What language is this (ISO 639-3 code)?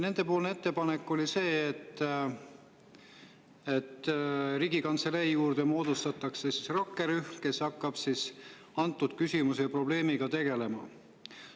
est